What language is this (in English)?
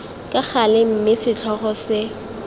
Tswana